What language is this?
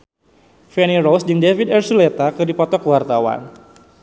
Sundanese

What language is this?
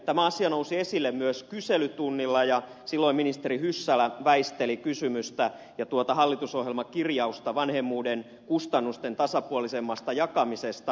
Finnish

